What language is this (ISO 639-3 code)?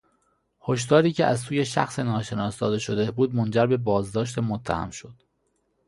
fas